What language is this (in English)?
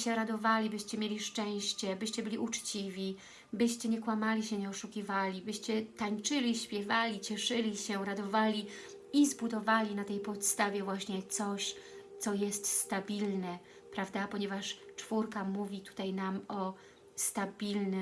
Polish